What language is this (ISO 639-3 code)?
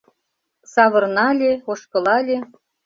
chm